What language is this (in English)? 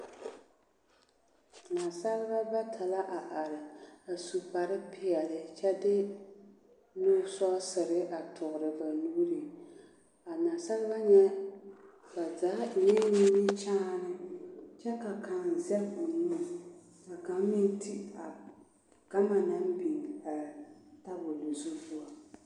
Southern Dagaare